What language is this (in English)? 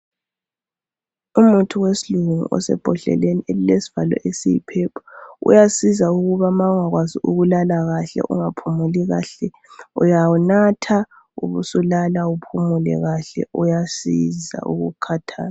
North Ndebele